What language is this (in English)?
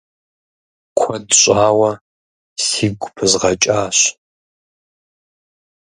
Kabardian